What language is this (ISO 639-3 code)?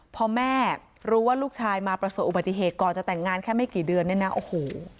tha